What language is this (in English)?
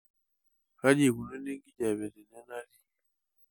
Masai